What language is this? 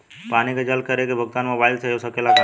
Bhojpuri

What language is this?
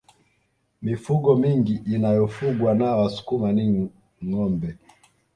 Swahili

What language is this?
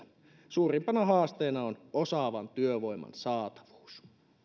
Finnish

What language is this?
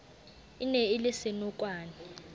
Southern Sotho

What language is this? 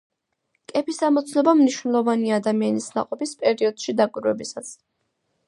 Georgian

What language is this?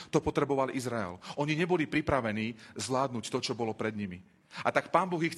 Slovak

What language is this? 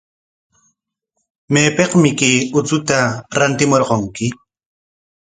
Corongo Ancash Quechua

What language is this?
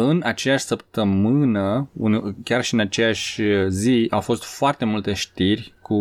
Romanian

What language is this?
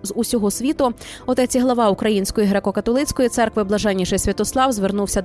Ukrainian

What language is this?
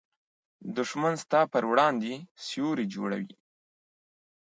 Pashto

